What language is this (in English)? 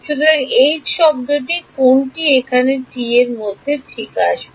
Bangla